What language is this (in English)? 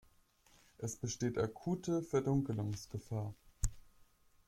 German